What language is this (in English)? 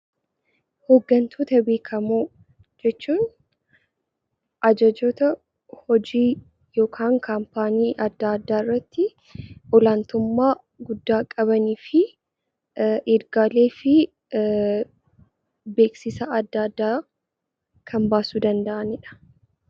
Oromo